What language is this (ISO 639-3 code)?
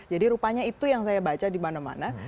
ind